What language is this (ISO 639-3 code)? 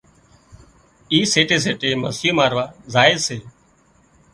kxp